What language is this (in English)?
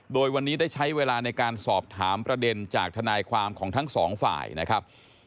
Thai